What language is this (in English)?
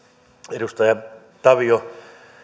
Finnish